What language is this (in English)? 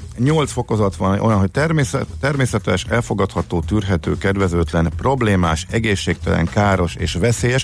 Hungarian